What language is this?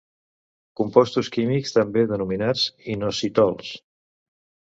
Catalan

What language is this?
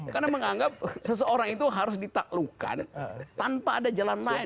Indonesian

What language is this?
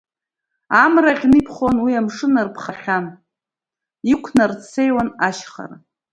Abkhazian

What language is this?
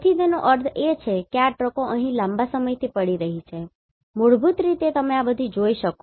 Gujarati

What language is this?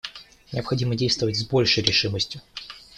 Russian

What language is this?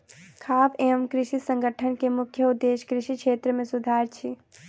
Maithili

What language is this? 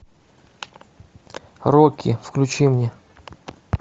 Russian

